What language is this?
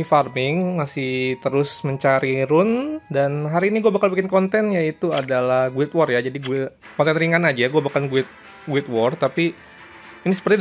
Indonesian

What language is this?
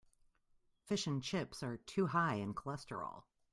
English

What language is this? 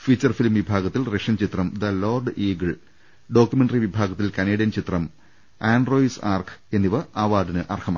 Malayalam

